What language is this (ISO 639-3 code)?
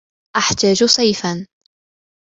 ara